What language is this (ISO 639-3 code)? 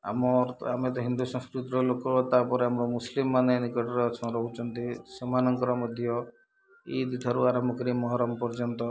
ori